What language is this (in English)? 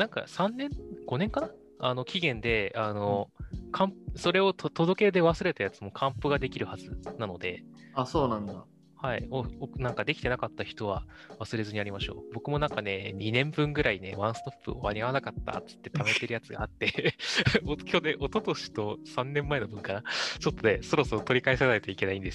Japanese